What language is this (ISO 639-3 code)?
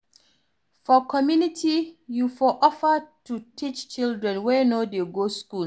pcm